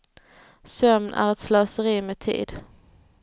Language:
Swedish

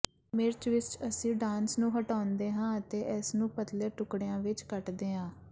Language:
Punjabi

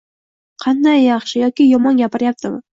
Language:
Uzbek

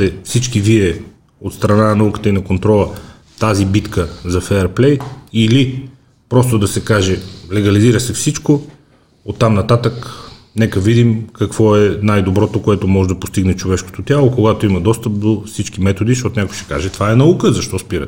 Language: Bulgarian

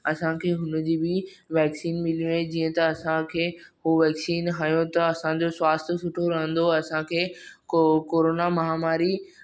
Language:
Sindhi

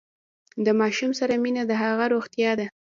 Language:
Pashto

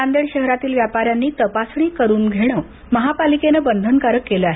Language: Marathi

